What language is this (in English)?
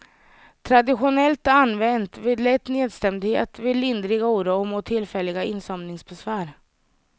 Swedish